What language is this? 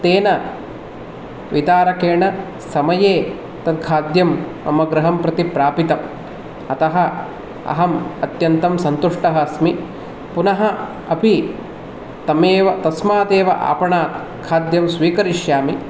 Sanskrit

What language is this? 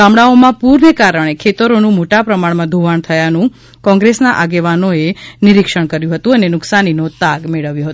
Gujarati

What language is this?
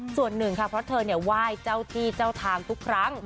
Thai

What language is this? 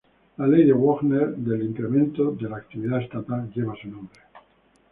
Spanish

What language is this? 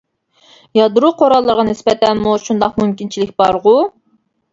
Uyghur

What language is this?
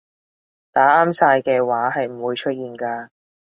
Cantonese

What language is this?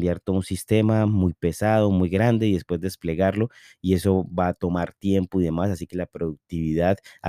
Spanish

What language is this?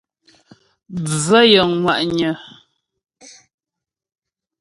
Ghomala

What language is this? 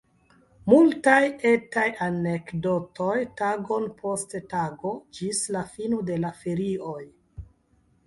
Esperanto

